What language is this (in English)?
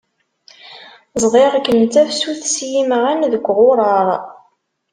Kabyle